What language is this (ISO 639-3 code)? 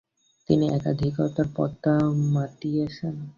ben